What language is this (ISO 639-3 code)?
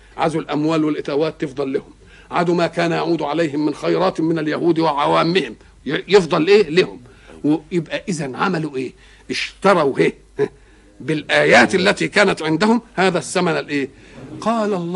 ara